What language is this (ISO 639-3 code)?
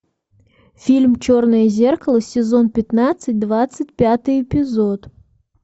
rus